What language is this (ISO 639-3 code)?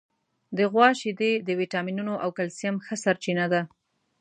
pus